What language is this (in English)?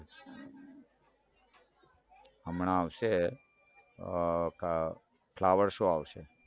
Gujarati